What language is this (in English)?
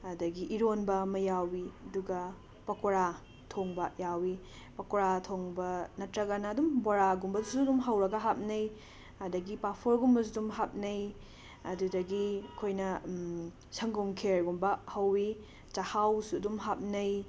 Manipuri